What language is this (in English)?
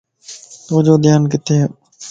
Lasi